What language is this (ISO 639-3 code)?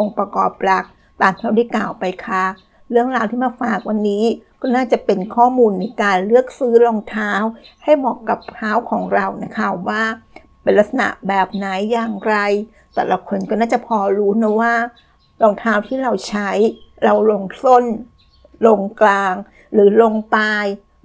tha